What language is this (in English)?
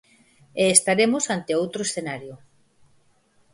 Galician